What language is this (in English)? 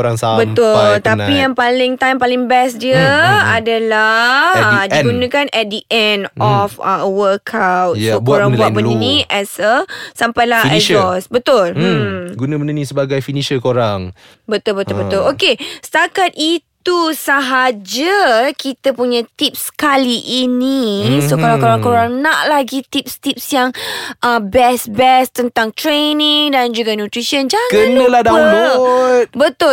Malay